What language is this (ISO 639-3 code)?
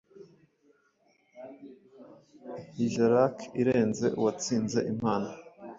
kin